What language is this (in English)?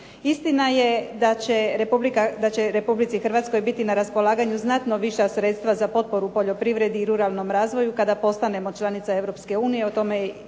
Croatian